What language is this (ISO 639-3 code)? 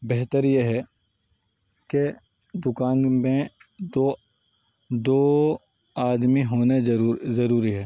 urd